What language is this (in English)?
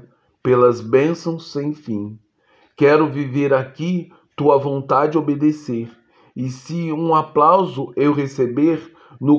Portuguese